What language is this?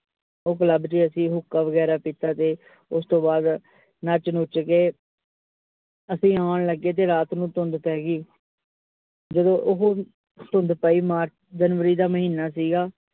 Punjabi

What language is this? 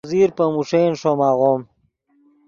Yidgha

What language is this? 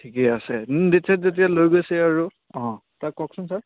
Assamese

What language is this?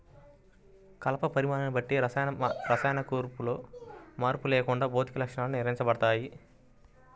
Telugu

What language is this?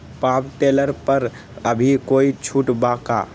Magahi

